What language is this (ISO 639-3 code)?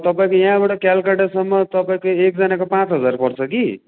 nep